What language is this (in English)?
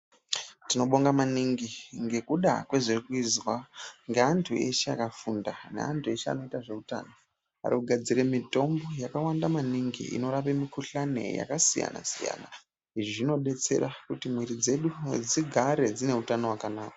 Ndau